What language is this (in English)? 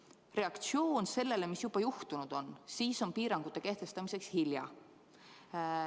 Estonian